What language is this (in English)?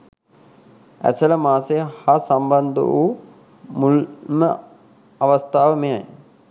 Sinhala